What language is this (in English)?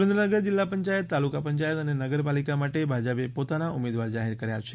Gujarati